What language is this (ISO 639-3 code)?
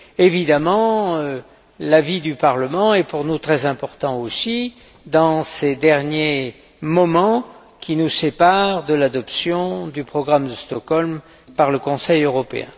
fra